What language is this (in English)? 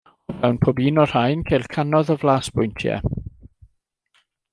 Welsh